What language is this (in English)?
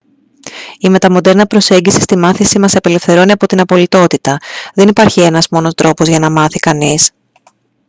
Greek